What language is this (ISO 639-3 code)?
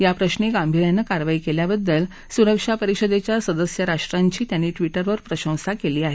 mar